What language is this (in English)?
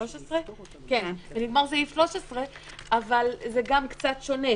Hebrew